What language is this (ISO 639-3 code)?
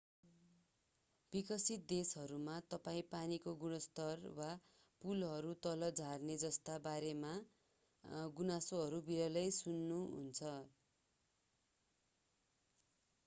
nep